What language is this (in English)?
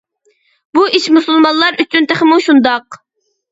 Uyghur